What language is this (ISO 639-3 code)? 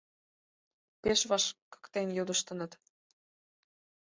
chm